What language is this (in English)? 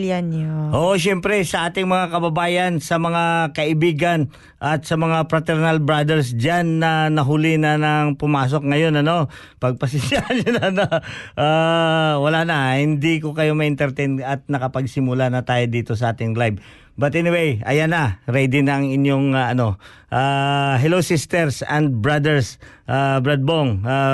Filipino